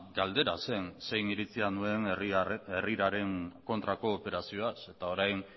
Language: Basque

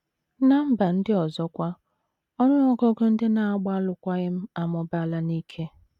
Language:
Igbo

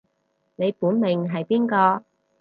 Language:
Cantonese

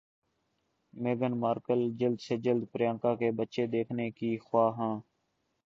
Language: Urdu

